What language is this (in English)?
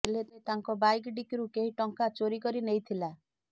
Odia